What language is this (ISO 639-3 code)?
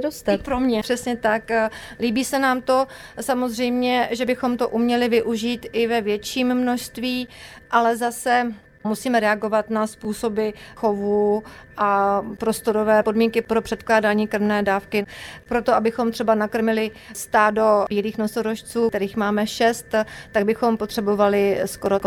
ces